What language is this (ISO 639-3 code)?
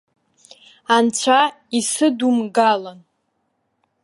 abk